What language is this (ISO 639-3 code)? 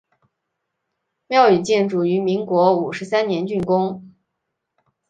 zho